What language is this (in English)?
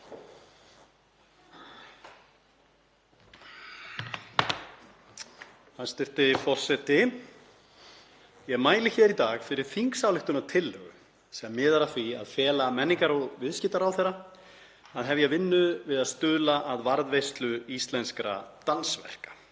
Icelandic